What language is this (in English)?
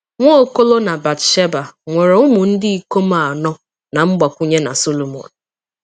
Igbo